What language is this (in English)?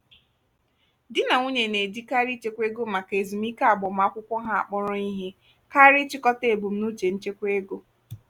Igbo